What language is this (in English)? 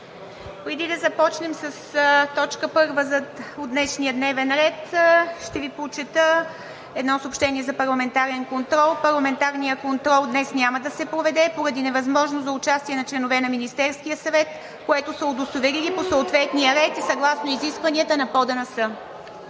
Bulgarian